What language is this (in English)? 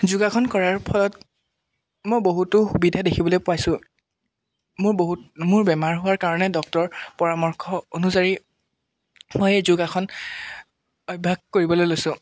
Assamese